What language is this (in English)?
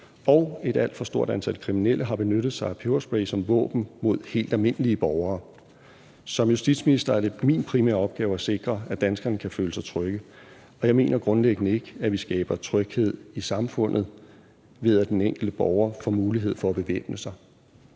Danish